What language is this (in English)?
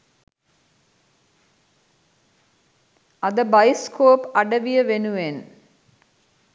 Sinhala